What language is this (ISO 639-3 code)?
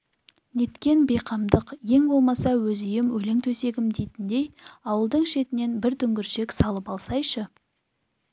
kaz